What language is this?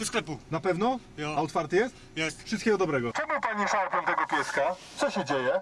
Polish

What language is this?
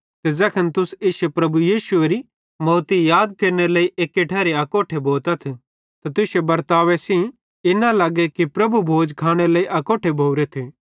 Bhadrawahi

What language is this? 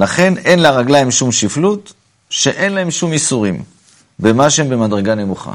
Hebrew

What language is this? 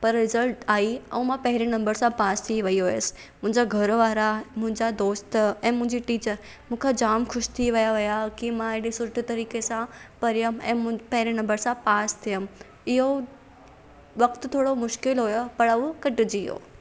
Sindhi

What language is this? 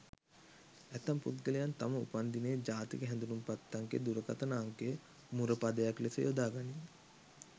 Sinhala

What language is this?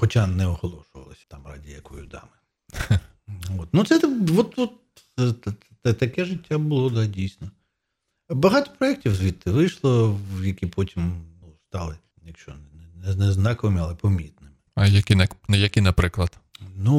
Ukrainian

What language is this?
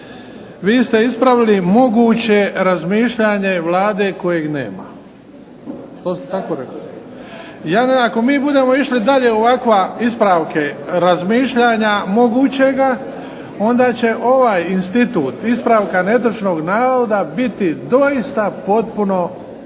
Croatian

